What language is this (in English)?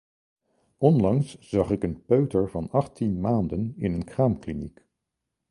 Dutch